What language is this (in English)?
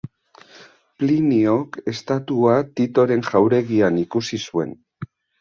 Basque